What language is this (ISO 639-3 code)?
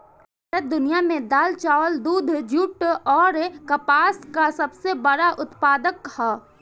bho